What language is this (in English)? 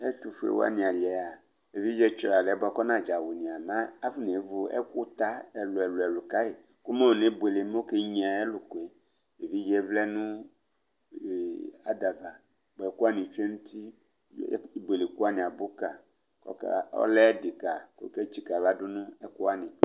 Ikposo